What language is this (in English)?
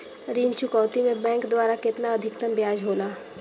Bhojpuri